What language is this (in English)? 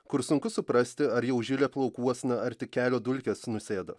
Lithuanian